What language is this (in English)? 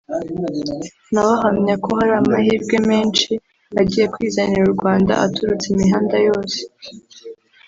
Kinyarwanda